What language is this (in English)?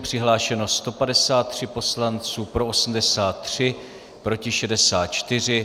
Czech